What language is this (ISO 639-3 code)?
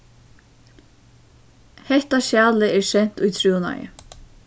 fao